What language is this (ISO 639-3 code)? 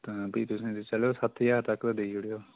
doi